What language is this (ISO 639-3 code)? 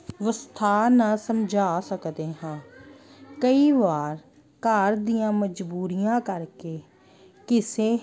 pan